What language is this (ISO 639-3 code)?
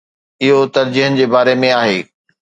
snd